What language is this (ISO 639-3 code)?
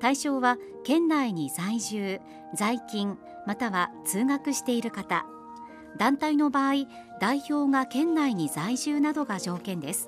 jpn